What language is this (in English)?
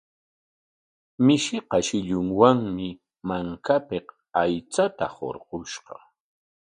Corongo Ancash Quechua